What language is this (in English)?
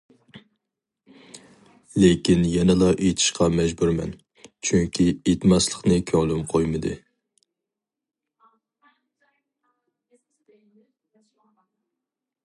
Uyghur